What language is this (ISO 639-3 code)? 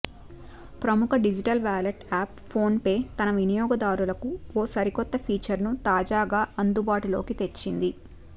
tel